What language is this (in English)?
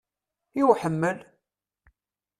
Kabyle